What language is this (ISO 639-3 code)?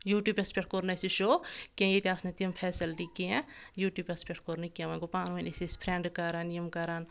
kas